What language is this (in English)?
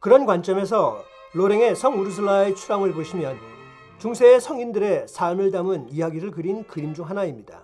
Korean